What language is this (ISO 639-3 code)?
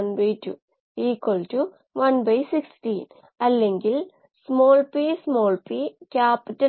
mal